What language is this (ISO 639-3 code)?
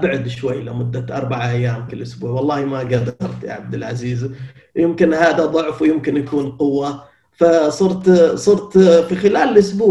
ara